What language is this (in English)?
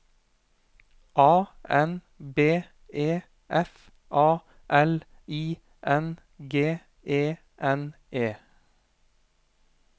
Norwegian